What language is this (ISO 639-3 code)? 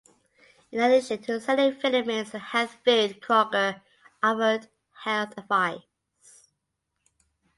eng